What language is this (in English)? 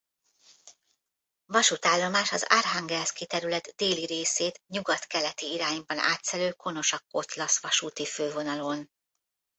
Hungarian